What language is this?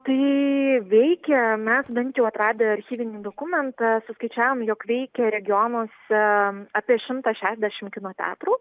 Lithuanian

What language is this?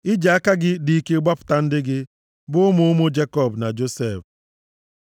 Igbo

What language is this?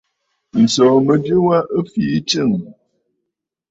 Bafut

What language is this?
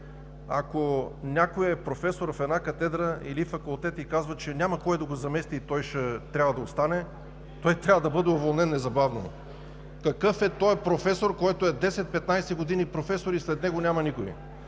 Bulgarian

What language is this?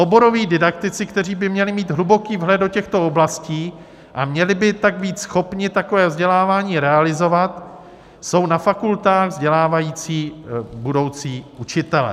Czech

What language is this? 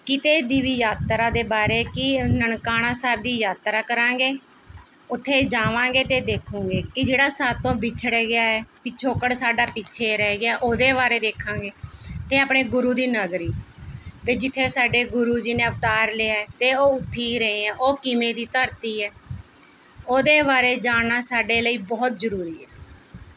Punjabi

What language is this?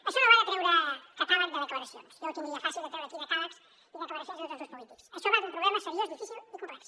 Catalan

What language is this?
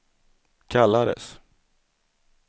Swedish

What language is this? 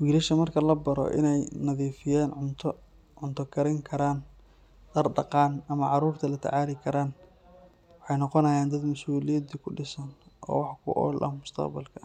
Somali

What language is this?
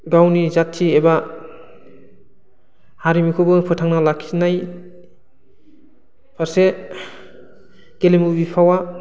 Bodo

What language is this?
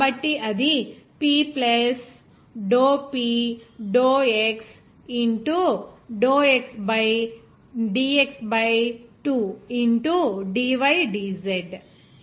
Telugu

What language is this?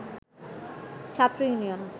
Bangla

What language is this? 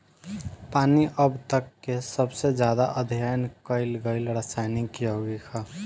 Bhojpuri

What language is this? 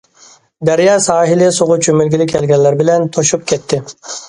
Uyghur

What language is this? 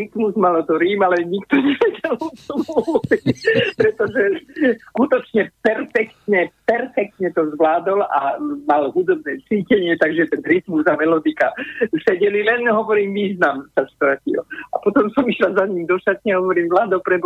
Slovak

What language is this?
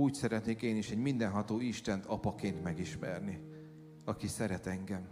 Hungarian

